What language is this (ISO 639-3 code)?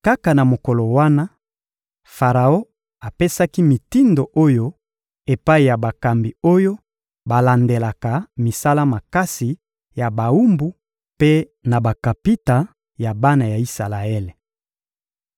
lin